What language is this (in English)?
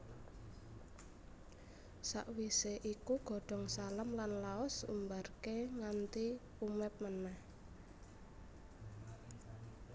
Javanese